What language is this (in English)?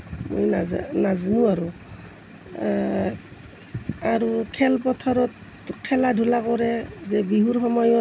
Assamese